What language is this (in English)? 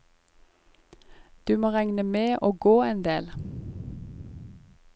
Norwegian